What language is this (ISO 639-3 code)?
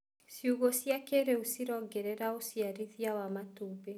kik